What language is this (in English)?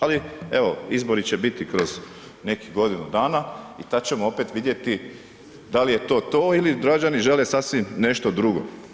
Croatian